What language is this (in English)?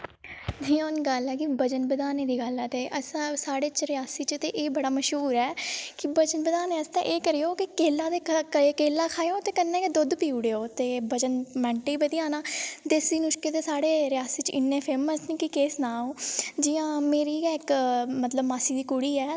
Dogri